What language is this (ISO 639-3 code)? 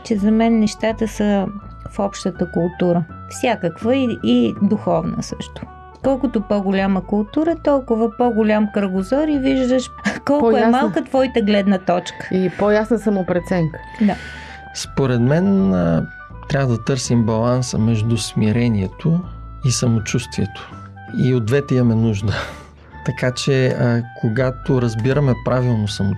bul